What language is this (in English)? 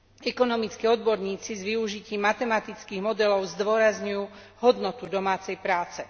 Slovak